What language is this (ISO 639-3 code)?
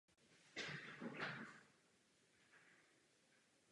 ces